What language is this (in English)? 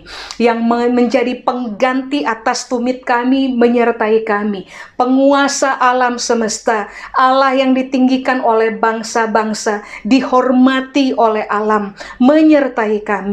Indonesian